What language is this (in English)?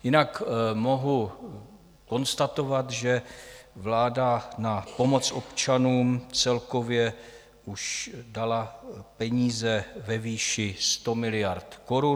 Czech